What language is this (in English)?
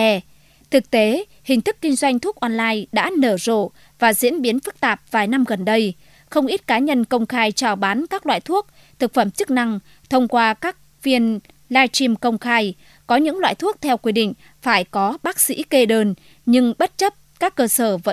Vietnamese